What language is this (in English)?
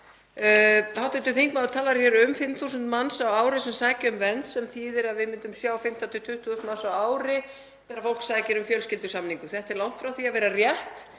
Icelandic